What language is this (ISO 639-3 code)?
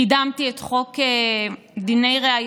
heb